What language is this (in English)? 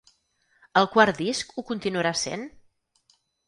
Catalan